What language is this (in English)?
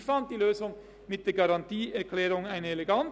Swiss German